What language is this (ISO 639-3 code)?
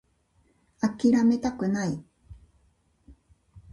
jpn